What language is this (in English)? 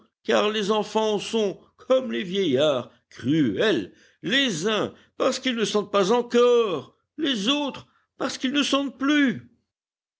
French